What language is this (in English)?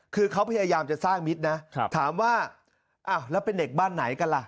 Thai